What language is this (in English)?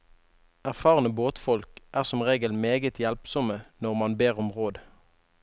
Norwegian